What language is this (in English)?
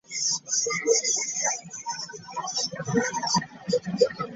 Ganda